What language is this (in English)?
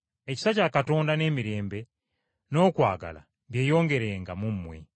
Ganda